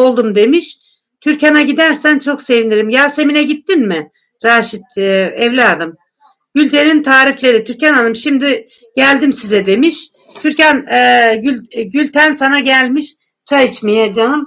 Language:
Turkish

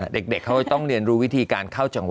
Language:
Thai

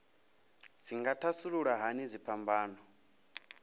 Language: Venda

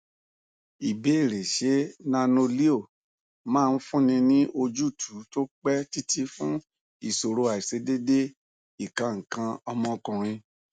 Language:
Yoruba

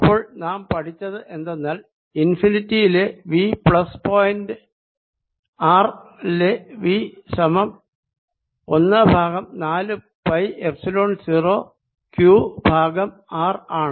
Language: Malayalam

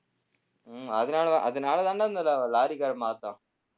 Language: Tamil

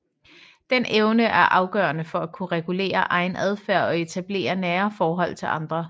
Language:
Danish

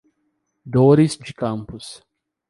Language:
Portuguese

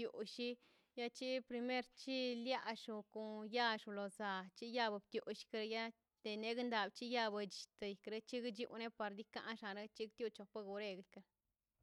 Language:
Mazaltepec Zapotec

